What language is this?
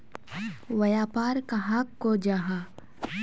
Magahi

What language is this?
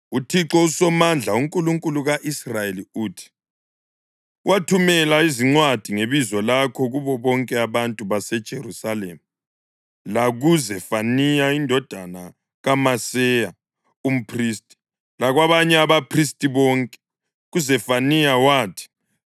North Ndebele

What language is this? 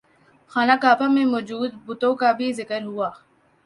Urdu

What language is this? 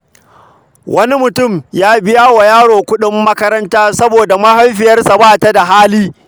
Hausa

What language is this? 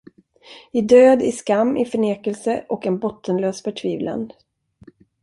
Swedish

